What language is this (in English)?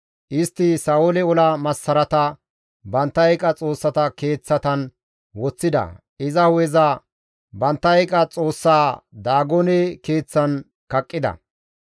Gamo